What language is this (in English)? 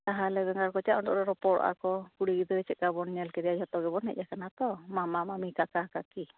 Santali